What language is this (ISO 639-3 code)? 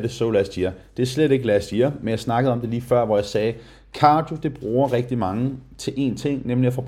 dan